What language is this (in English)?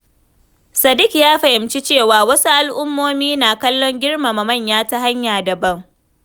Hausa